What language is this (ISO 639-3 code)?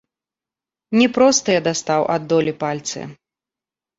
bel